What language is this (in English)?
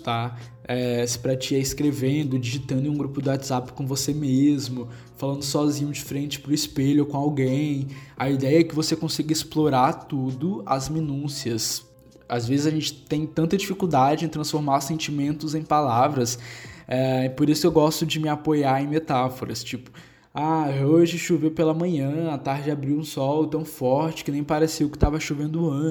Portuguese